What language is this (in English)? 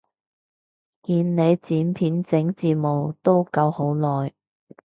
Cantonese